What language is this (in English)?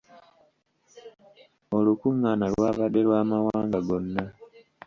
Ganda